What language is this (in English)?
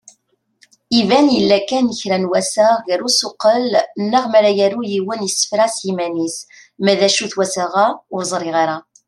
Kabyle